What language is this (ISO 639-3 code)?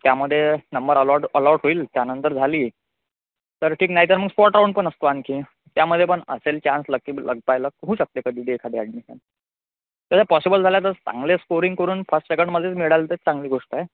mar